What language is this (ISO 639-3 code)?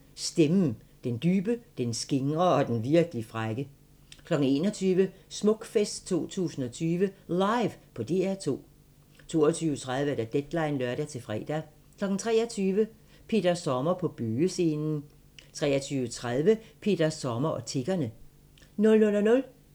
dan